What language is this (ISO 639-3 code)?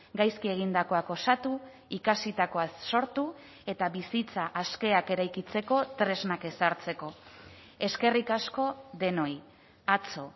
eus